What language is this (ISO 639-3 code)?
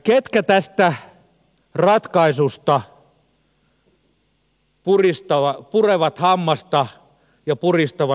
fin